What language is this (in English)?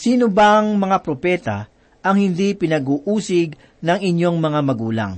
Filipino